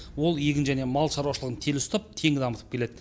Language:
Kazakh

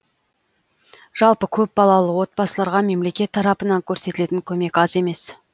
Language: Kazakh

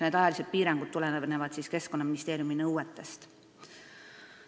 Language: Estonian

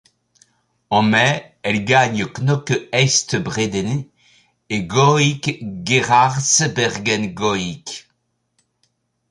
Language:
French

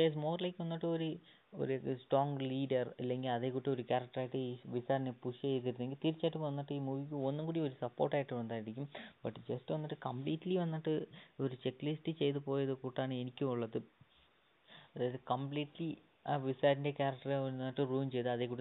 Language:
Malayalam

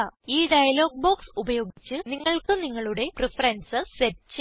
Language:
Malayalam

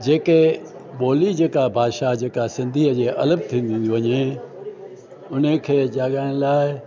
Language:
Sindhi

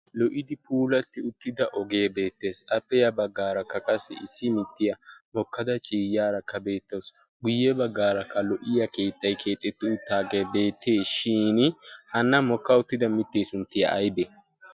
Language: Wolaytta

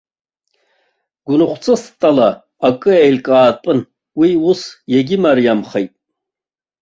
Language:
Abkhazian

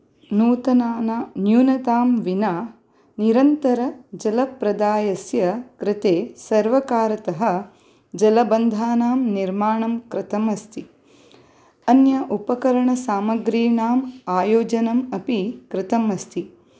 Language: Sanskrit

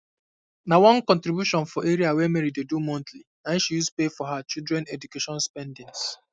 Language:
Nigerian Pidgin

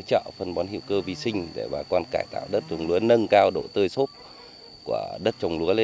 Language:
Vietnamese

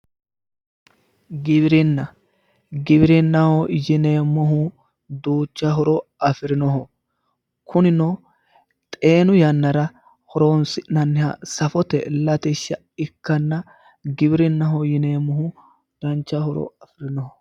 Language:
Sidamo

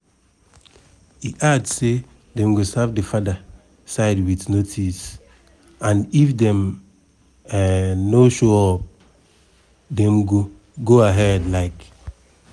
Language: Nigerian Pidgin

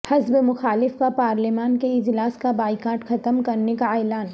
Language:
Urdu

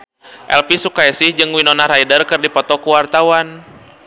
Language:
Sundanese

